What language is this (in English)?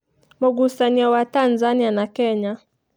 Kikuyu